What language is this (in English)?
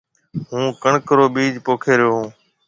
Marwari (Pakistan)